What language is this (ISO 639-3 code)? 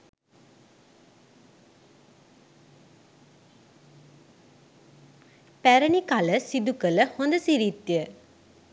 sin